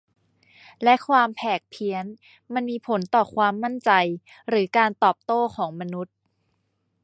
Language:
Thai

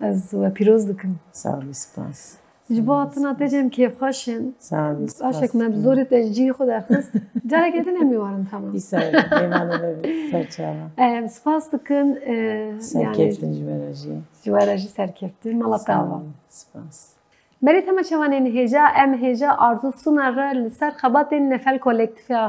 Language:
Turkish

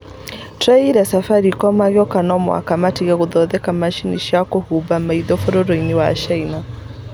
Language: Kikuyu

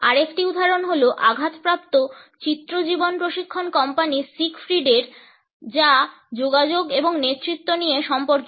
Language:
Bangla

